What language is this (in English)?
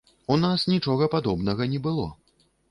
Belarusian